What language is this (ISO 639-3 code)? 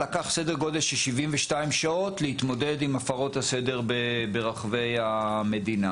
heb